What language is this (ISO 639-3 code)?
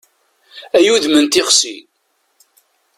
kab